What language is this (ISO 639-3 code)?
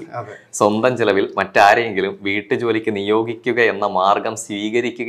mal